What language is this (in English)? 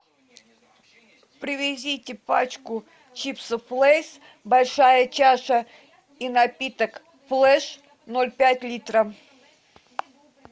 Russian